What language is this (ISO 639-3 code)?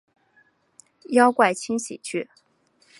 zho